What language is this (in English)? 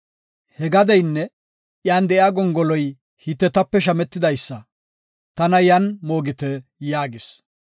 Gofa